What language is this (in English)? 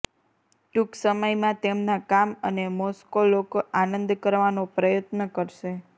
Gujarati